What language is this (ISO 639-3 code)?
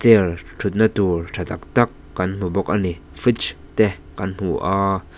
lus